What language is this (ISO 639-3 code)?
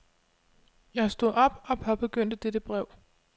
dan